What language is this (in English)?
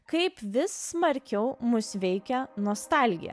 Lithuanian